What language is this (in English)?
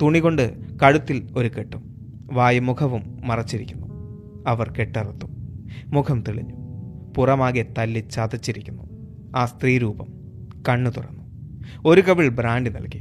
Malayalam